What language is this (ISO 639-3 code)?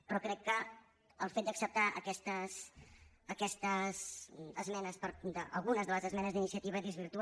cat